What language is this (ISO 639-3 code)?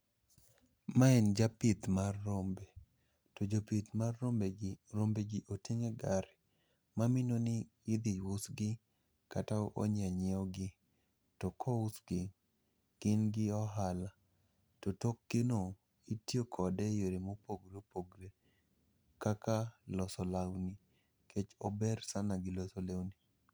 luo